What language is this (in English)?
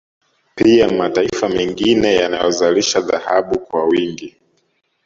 Swahili